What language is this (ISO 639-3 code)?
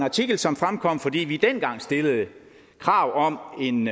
dan